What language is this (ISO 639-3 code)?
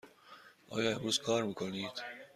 fas